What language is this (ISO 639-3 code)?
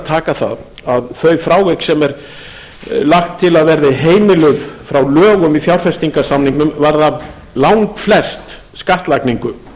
isl